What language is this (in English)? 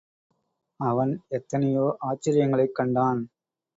Tamil